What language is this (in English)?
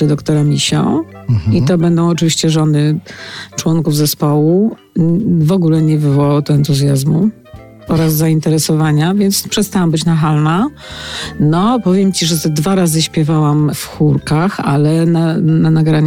Polish